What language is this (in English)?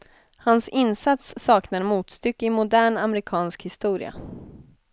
Swedish